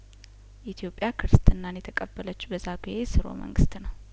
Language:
Amharic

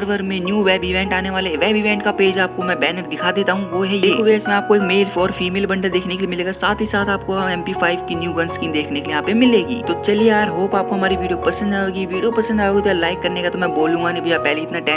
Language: Hindi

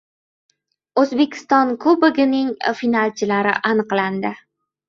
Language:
Uzbek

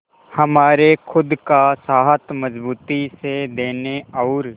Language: Hindi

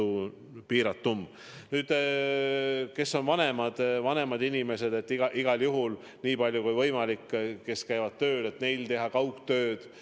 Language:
Estonian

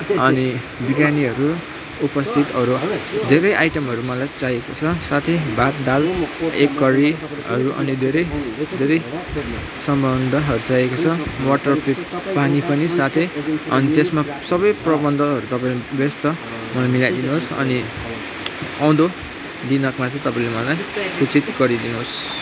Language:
Nepali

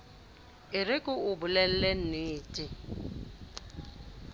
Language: Southern Sotho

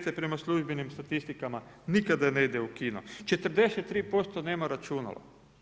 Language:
Croatian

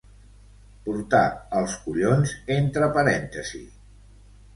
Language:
Catalan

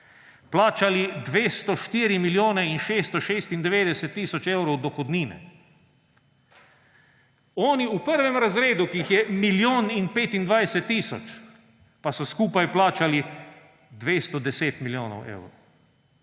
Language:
Slovenian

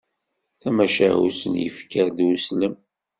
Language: Kabyle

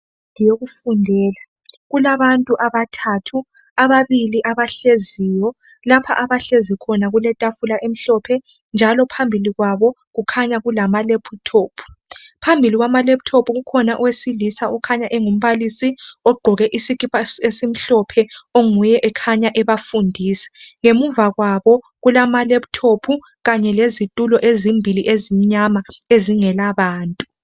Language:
North Ndebele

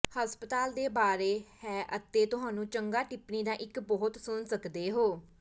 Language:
Punjabi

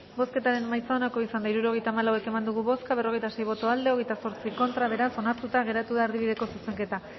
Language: Basque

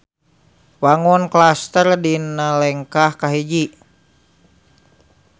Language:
Sundanese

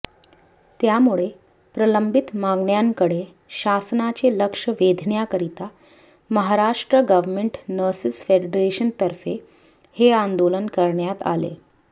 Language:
Marathi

